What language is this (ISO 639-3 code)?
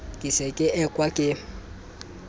sot